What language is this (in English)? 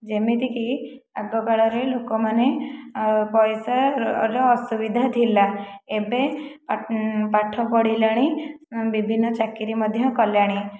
Odia